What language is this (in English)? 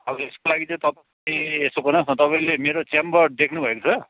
Nepali